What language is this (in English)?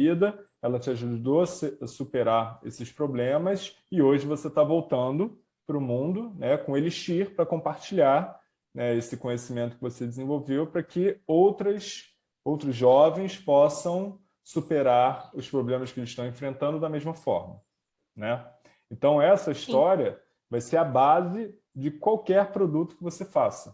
Portuguese